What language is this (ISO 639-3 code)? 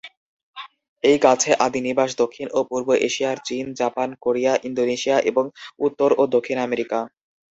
ben